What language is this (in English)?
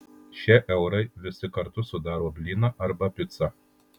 Lithuanian